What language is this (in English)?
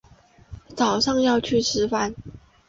Chinese